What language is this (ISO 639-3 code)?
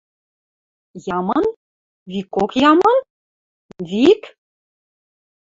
mrj